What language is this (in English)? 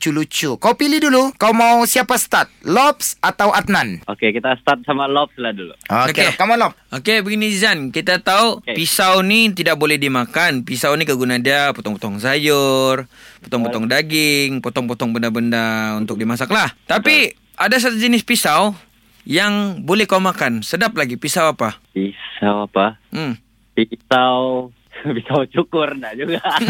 Malay